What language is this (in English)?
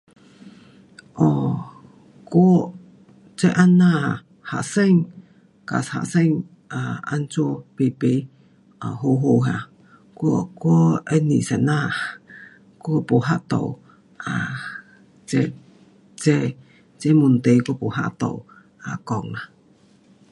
Pu-Xian Chinese